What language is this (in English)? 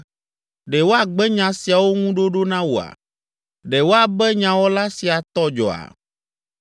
Ewe